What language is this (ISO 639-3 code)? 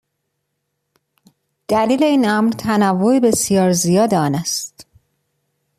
fas